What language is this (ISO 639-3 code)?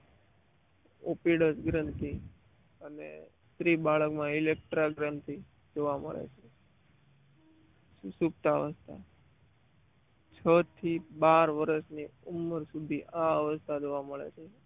guj